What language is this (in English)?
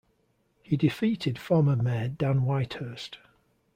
English